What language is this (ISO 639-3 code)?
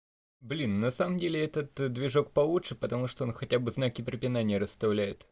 rus